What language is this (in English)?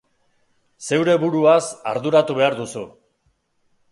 Basque